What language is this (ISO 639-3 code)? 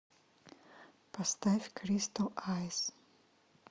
rus